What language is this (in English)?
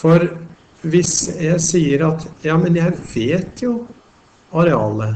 Norwegian